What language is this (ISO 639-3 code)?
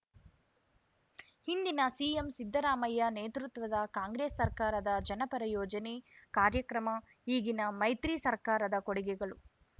kan